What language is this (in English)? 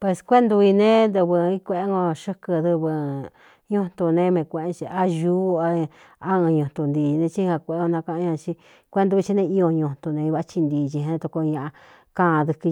Cuyamecalco Mixtec